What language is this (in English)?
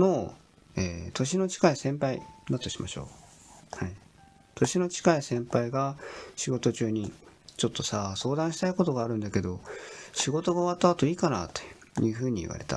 Japanese